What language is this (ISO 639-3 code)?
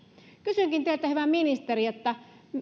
fin